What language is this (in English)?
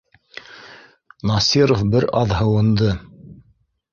Bashkir